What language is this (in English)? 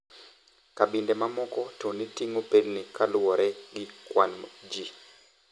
Luo (Kenya and Tanzania)